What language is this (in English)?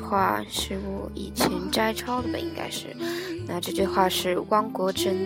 Chinese